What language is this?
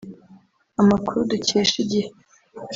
Kinyarwanda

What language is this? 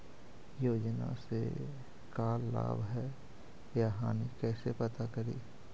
Magahi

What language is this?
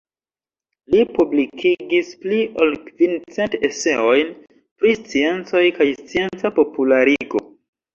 Esperanto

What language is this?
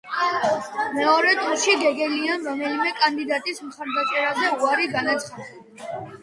Georgian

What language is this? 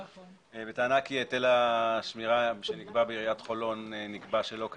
Hebrew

